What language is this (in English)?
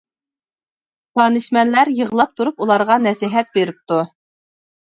Uyghur